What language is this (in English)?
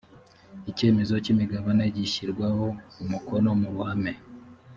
Kinyarwanda